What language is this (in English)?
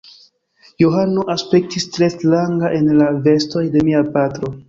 Esperanto